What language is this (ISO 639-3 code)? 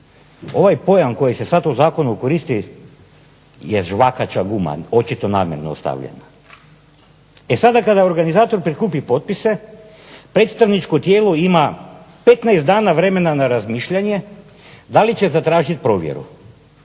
hrv